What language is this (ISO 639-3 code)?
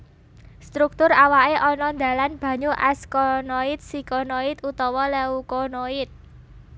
jav